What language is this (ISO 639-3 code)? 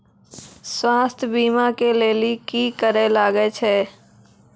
mai